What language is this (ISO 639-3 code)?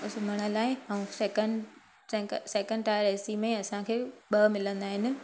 snd